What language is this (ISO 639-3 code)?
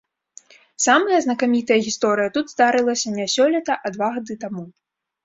bel